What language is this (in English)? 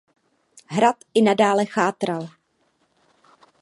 Czech